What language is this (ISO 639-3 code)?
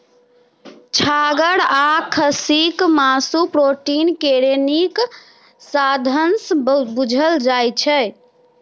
mai